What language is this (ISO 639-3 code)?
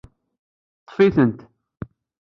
kab